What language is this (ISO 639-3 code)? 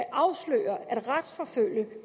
dan